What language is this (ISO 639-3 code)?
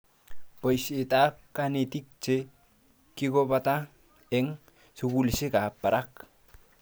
kln